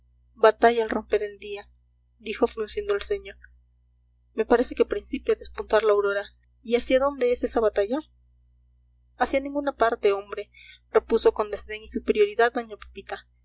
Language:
Spanish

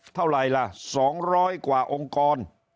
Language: Thai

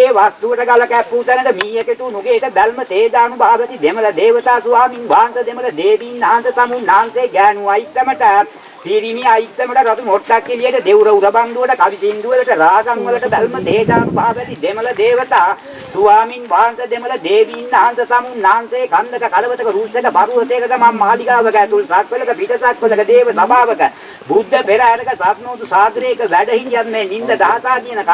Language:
Sinhala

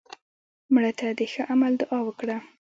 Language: Pashto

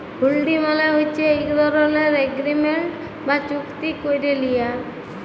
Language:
Bangla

